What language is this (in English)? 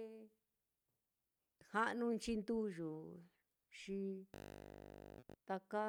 Mitlatongo Mixtec